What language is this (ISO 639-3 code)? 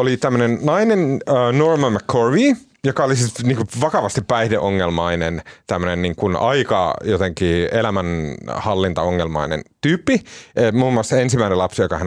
fin